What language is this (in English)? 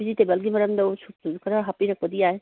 Manipuri